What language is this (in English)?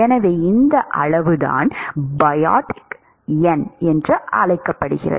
Tamil